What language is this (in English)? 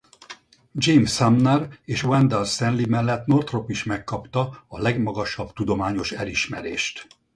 Hungarian